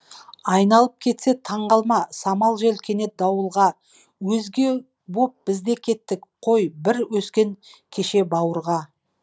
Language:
Kazakh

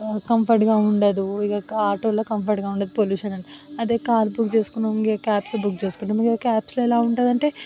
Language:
Telugu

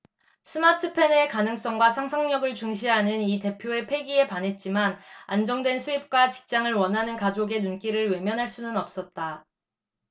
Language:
Korean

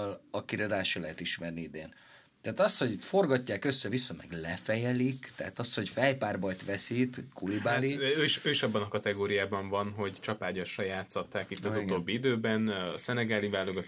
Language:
Hungarian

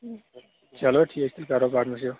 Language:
Kashmiri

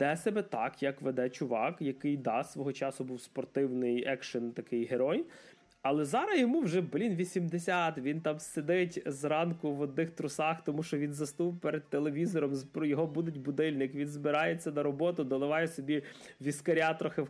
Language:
Ukrainian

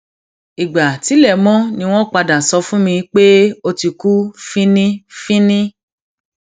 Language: Yoruba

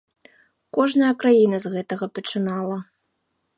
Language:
Belarusian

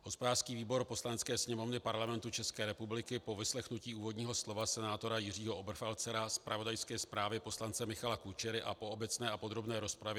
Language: Czech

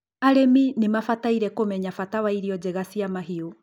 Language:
Kikuyu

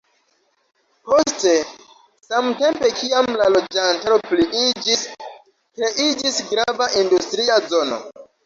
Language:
Esperanto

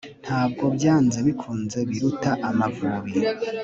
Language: Kinyarwanda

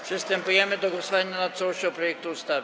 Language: Polish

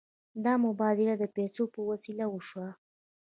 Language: Pashto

